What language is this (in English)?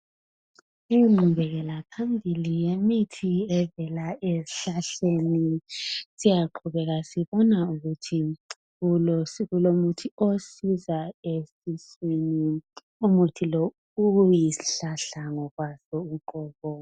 North Ndebele